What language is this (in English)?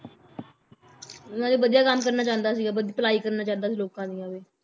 Punjabi